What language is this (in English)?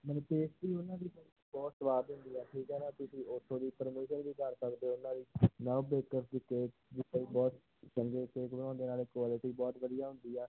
Punjabi